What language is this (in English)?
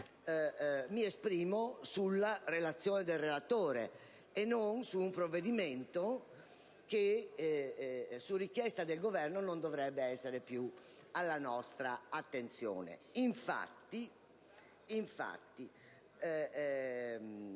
Italian